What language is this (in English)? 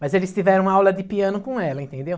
Portuguese